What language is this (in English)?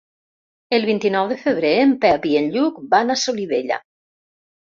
Catalan